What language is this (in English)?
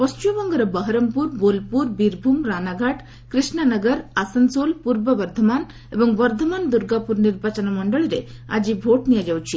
Odia